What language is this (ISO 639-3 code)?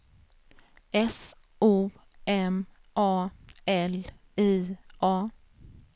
swe